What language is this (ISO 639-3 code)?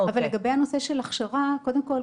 heb